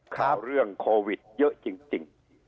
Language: Thai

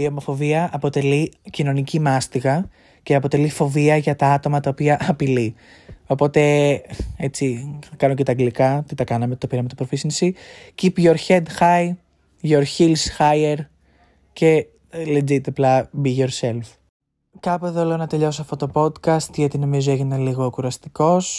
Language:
Greek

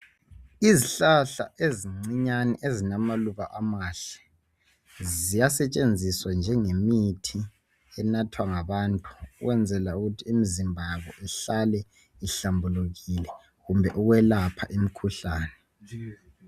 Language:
North Ndebele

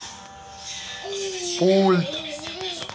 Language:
Russian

